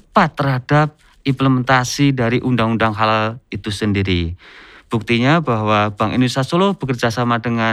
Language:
Indonesian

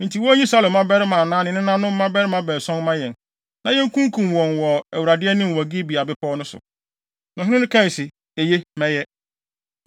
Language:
Akan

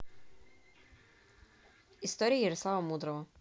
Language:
Russian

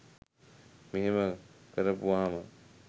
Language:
Sinhala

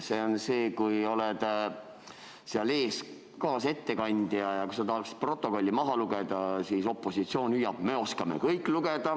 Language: Estonian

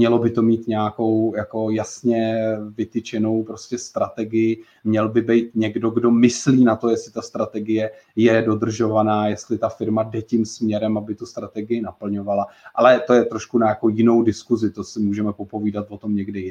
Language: Czech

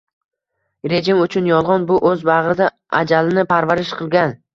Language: Uzbek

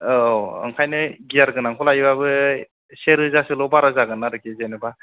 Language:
Bodo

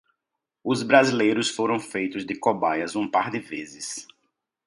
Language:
Portuguese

